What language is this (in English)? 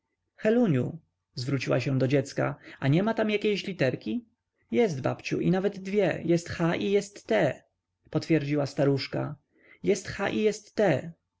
Polish